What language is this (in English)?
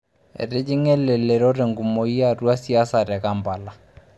Masai